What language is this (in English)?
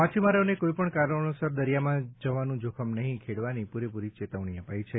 Gujarati